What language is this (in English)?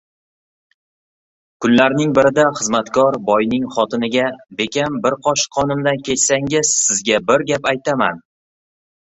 Uzbek